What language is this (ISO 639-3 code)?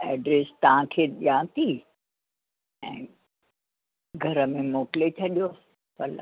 snd